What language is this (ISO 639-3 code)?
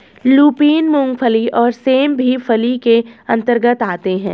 hin